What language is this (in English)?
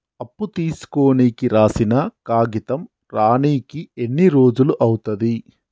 Telugu